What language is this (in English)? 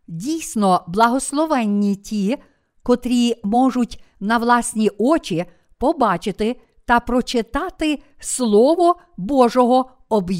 Ukrainian